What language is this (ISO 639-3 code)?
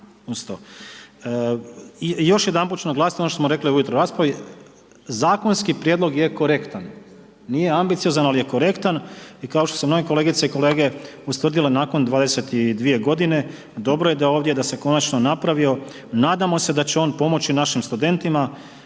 hrv